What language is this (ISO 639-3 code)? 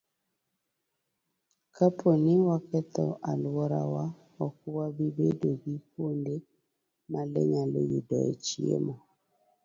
luo